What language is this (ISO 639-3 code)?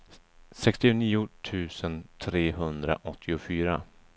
swe